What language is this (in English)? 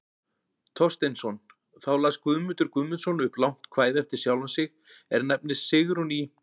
Icelandic